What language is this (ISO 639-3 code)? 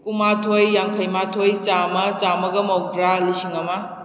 mni